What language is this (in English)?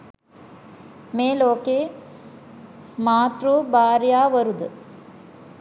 Sinhala